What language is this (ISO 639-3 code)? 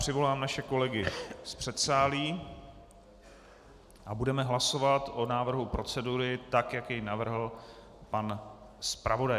ces